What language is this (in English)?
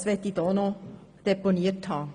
Swiss German